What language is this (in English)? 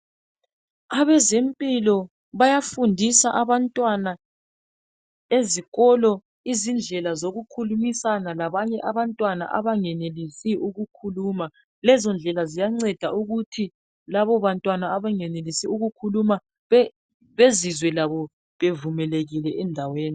North Ndebele